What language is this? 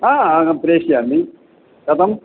Sanskrit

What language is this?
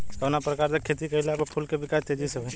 Bhojpuri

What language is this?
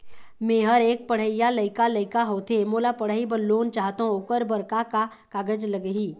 Chhattisgarhi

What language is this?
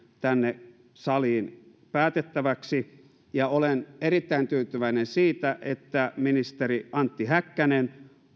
Finnish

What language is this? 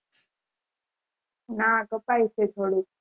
Gujarati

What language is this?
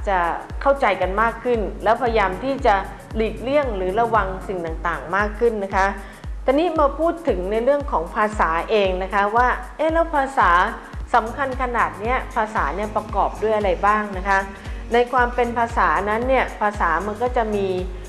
Thai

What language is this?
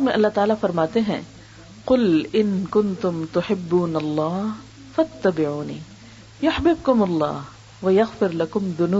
Urdu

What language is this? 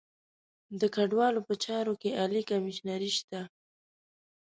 Pashto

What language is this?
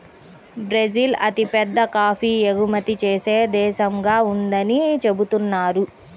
Telugu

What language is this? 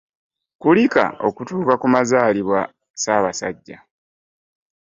Ganda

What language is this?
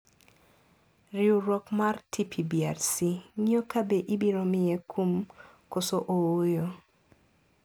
Luo (Kenya and Tanzania)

